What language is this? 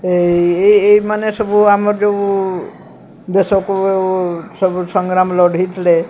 Odia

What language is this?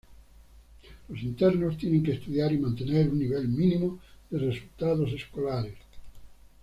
Spanish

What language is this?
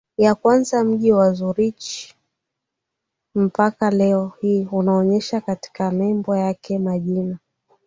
Swahili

